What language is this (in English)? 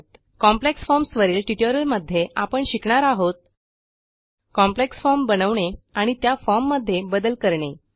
Marathi